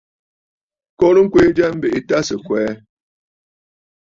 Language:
Bafut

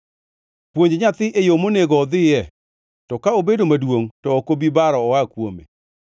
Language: Luo (Kenya and Tanzania)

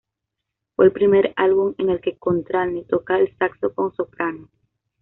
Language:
Spanish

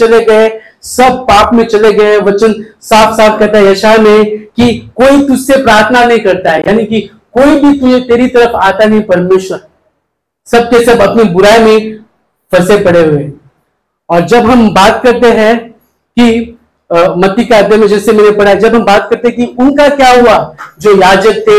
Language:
Hindi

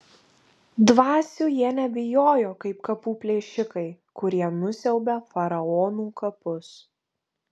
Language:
Lithuanian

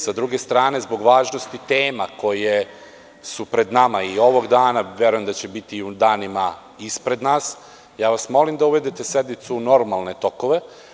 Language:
Serbian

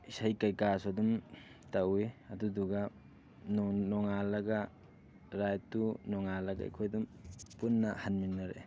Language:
Manipuri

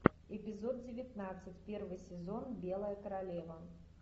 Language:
Russian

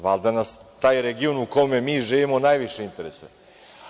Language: Serbian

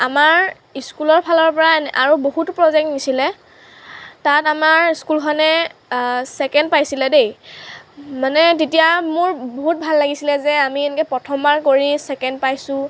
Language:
Assamese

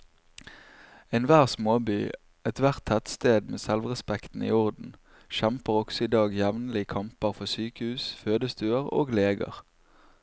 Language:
Norwegian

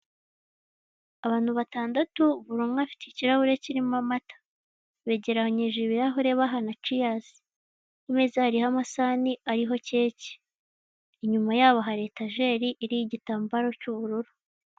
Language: Kinyarwanda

